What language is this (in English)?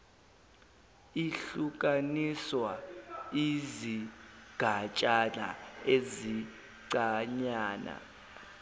Zulu